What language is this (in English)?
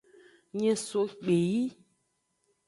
Aja (Benin)